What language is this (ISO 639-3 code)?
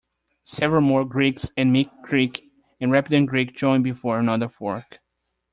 eng